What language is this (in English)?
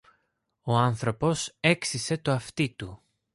Greek